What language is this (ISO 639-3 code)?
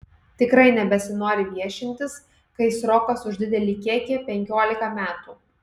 lit